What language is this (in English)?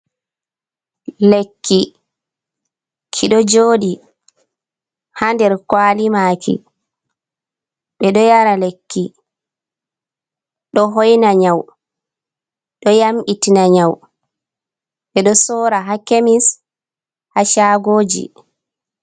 Fula